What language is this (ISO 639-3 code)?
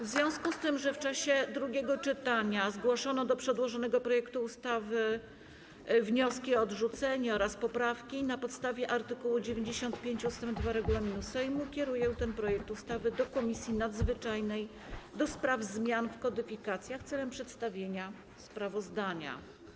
pol